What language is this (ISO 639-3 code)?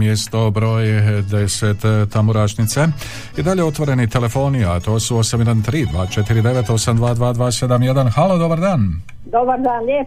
hrv